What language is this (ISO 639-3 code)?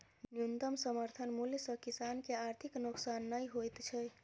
mai